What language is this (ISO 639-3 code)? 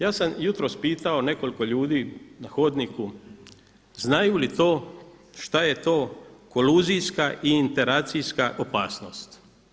hrv